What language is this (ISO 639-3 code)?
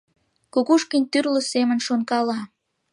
chm